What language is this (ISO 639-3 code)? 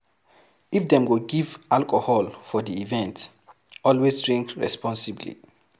pcm